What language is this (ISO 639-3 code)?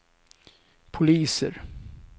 swe